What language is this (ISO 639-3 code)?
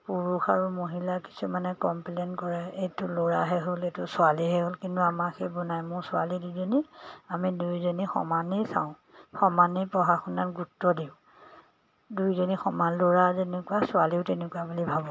asm